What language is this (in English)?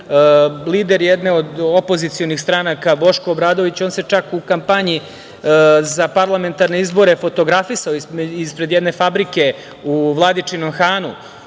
Serbian